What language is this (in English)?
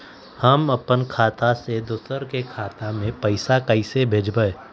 Magahi